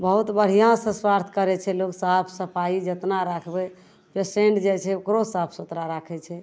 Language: Maithili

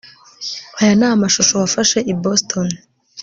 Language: Kinyarwanda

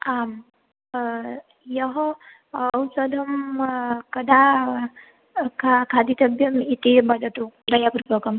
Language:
Sanskrit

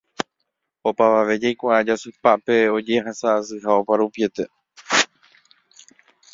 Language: Guarani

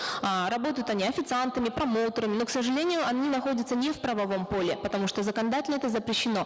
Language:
Kazakh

